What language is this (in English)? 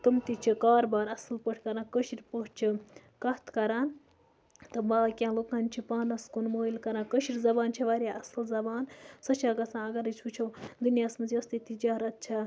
Kashmiri